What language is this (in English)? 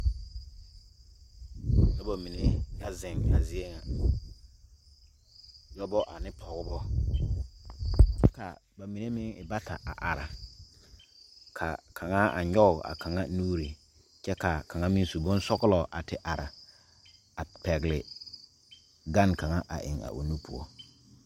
Southern Dagaare